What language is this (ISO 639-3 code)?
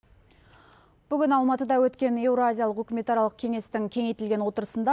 kaz